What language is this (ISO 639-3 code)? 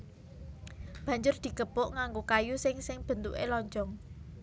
jav